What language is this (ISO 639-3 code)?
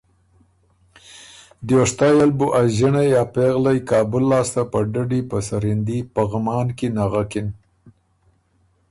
oru